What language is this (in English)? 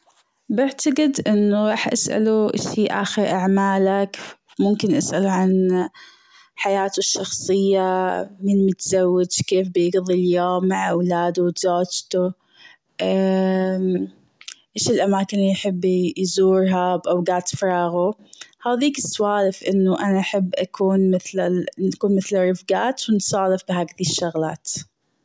Gulf Arabic